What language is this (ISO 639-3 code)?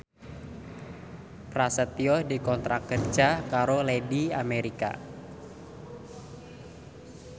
jav